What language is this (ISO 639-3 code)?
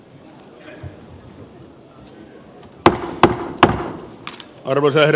fin